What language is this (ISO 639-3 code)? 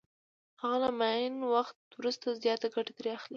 pus